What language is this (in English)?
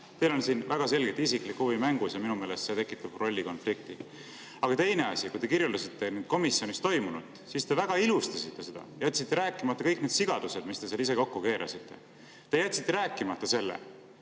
Estonian